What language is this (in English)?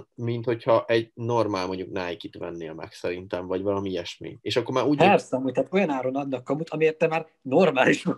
Hungarian